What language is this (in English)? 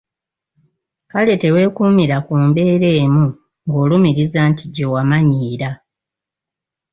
Ganda